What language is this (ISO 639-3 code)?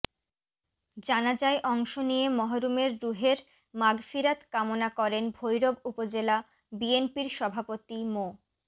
ben